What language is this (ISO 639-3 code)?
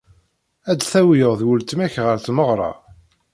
kab